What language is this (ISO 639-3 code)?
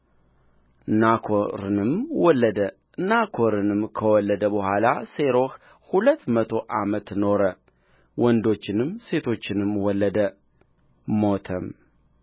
amh